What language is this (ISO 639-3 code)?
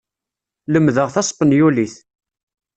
kab